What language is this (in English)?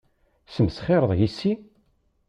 Kabyle